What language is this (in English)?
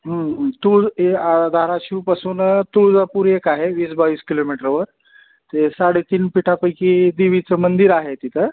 Marathi